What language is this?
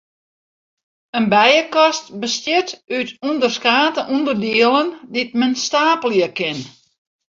Western Frisian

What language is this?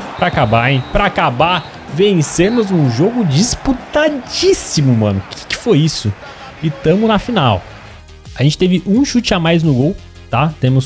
Portuguese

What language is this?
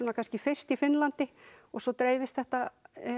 Icelandic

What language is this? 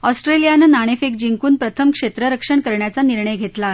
Marathi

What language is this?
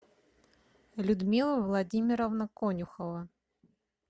Russian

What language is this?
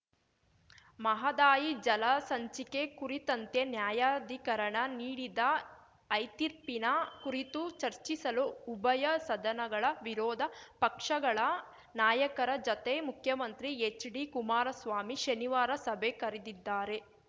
Kannada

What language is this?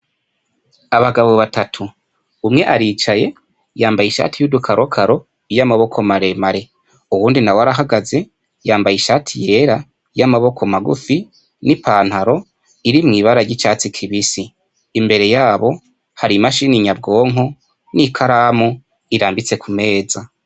Rundi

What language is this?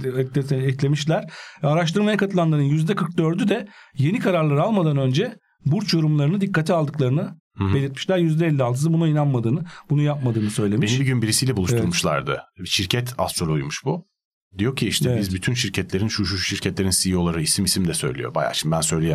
Turkish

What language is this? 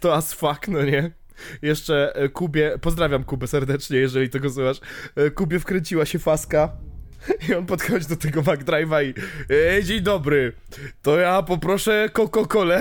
Polish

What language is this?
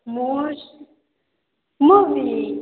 Odia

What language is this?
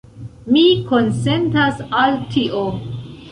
Esperanto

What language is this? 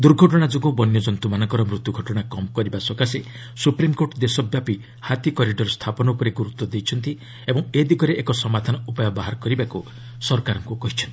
Odia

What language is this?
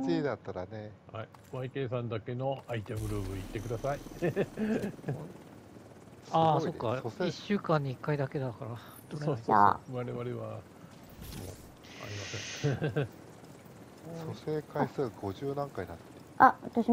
Japanese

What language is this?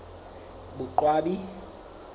Southern Sotho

